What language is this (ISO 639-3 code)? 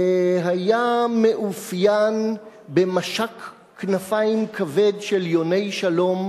heb